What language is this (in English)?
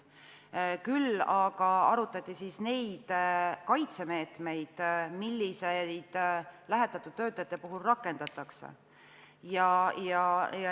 Estonian